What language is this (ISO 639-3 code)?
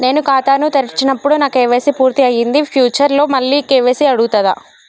tel